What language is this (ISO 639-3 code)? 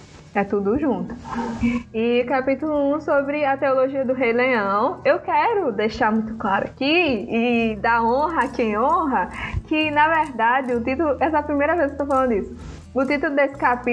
por